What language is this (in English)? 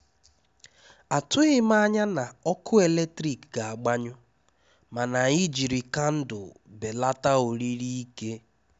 Igbo